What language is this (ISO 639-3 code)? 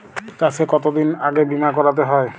ben